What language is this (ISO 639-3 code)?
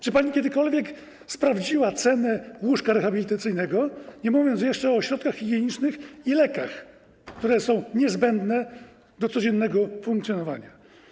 pol